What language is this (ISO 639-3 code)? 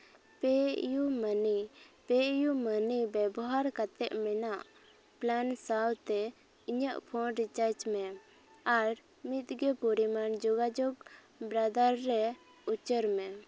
sat